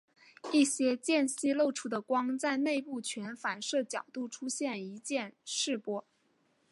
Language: Chinese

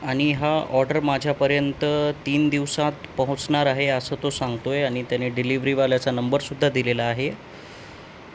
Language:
Marathi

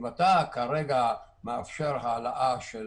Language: Hebrew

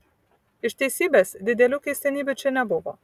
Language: Lithuanian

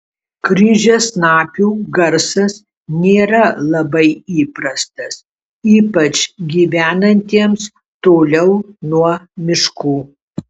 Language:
Lithuanian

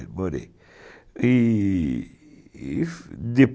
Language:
Portuguese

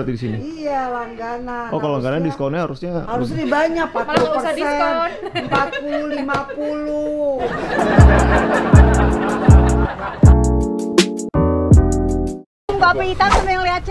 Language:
Indonesian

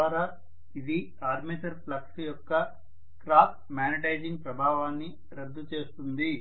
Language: Telugu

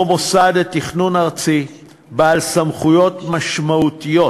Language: Hebrew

